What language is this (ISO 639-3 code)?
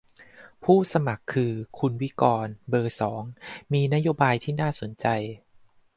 tha